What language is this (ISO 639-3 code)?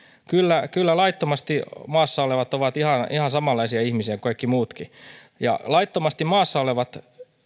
fin